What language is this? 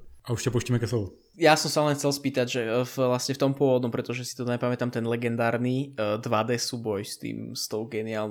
Czech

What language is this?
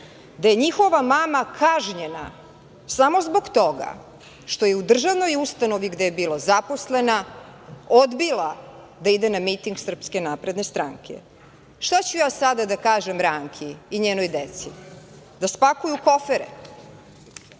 Serbian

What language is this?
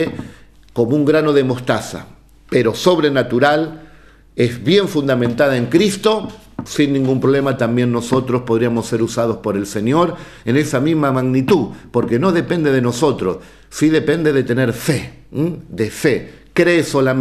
Spanish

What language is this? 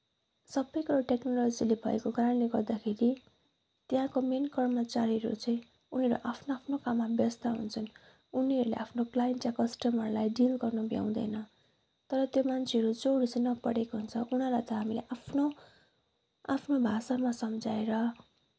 Nepali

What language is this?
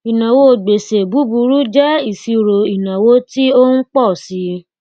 Yoruba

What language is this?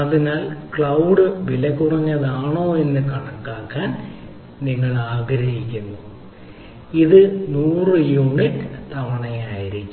Malayalam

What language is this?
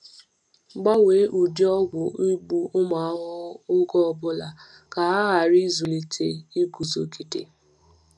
Igbo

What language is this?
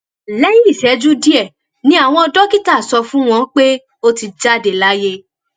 Yoruba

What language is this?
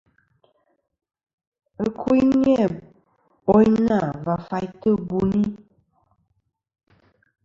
Kom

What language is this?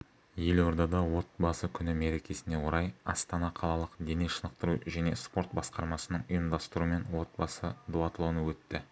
Kazakh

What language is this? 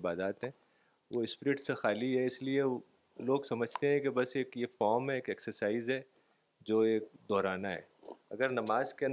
Urdu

